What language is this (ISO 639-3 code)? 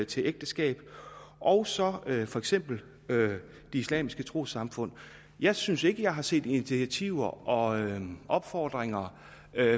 dan